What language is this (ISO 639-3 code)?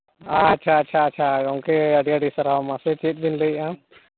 sat